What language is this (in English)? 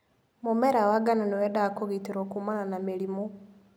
Kikuyu